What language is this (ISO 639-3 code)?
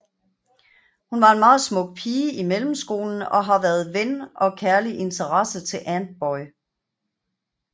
dan